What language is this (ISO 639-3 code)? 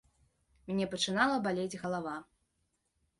bel